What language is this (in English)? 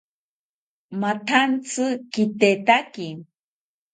South Ucayali Ashéninka